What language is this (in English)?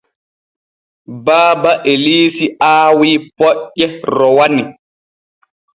Borgu Fulfulde